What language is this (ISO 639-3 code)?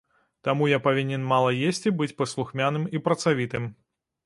bel